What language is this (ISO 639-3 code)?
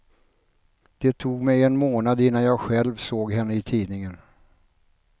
swe